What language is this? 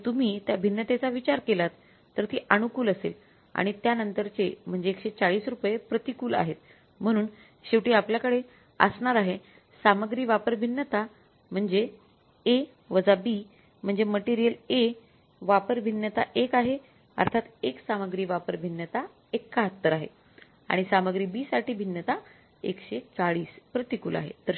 Marathi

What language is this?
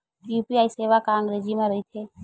Chhattisgarhi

